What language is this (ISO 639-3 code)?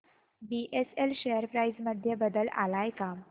mar